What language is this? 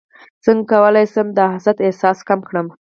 Pashto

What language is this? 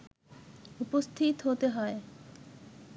Bangla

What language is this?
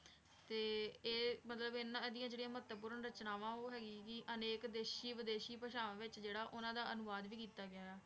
Punjabi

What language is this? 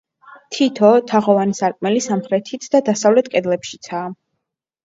Georgian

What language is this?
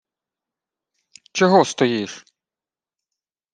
Ukrainian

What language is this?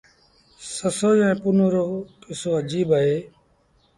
Sindhi Bhil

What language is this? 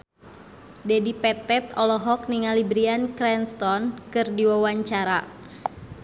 Sundanese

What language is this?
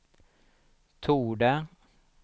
Swedish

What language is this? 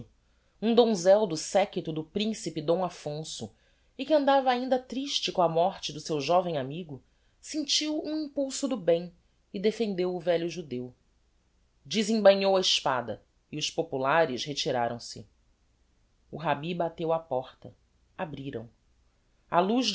Portuguese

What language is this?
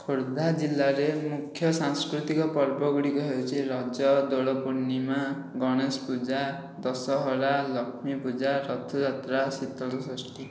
Odia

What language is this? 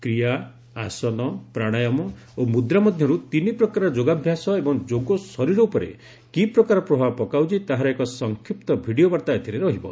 Odia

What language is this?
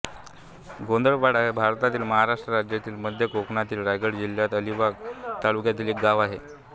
Marathi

